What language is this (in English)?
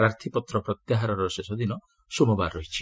Odia